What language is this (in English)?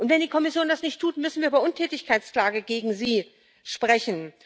German